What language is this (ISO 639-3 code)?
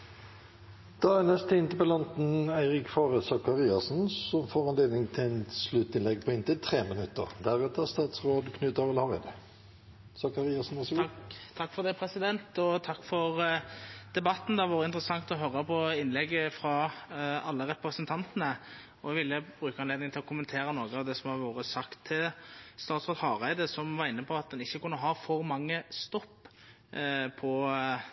nno